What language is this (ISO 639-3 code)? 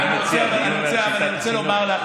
heb